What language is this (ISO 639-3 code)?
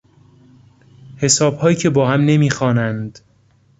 fas